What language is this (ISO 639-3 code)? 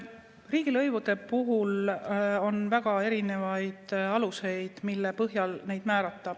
est